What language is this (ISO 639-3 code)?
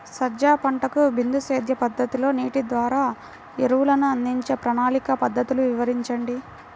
tel